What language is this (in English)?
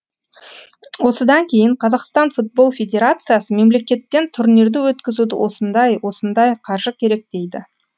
Kazakh